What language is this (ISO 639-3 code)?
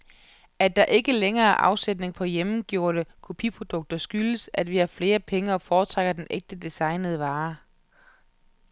dan